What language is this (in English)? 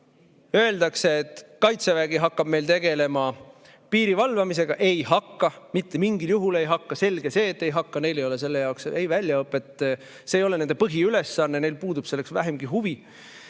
Estonian